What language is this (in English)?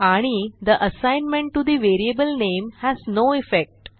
Marathi